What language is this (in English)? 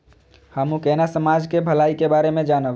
Maithili